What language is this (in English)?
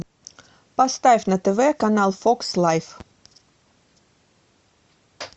Russian